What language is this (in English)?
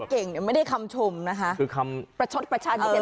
Thai